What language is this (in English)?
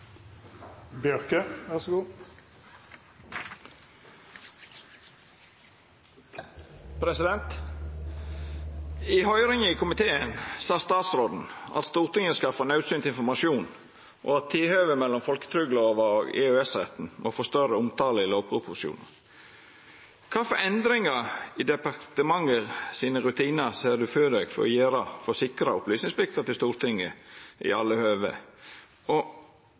Norwegian Nynorsk